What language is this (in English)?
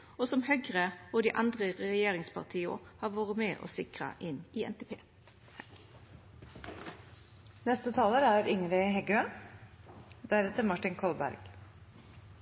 Norwegian Nynorsk